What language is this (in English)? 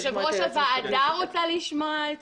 Hebrew